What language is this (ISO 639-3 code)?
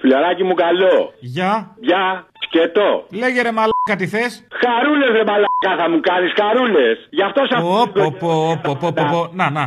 ell